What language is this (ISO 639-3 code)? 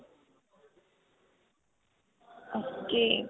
pan